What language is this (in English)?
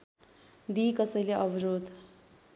Nepali